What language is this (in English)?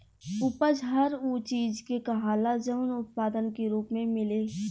Bhojpuri